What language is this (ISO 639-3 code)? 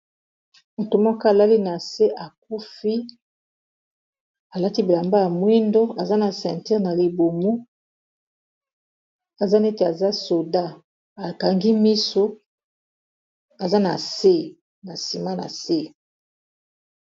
lin